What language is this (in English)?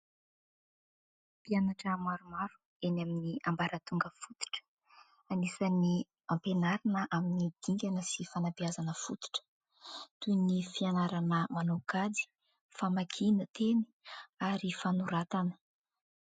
Malagasy